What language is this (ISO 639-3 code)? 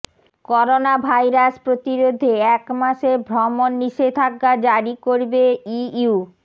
ben